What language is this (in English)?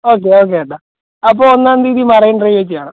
Malayalam